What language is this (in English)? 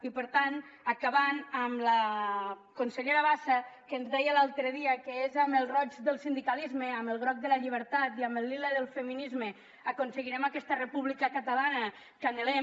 Catalan